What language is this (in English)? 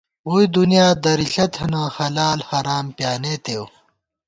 Gawar-Bati